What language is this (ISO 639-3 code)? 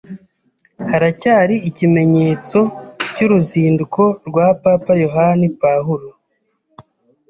kin